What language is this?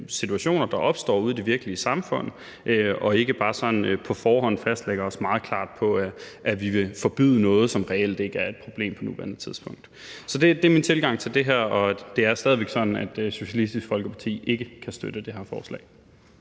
Danish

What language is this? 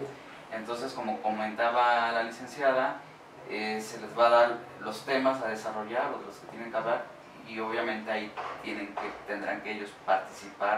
Spanish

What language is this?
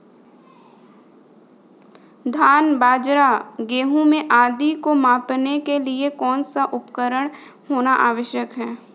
Hindi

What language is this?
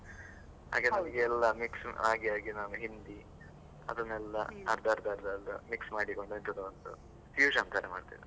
Kannada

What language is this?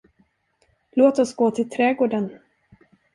Swedish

